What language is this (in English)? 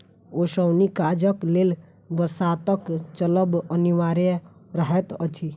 Maithili